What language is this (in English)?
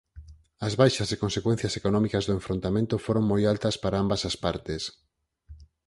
Galician